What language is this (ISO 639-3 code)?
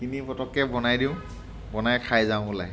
asm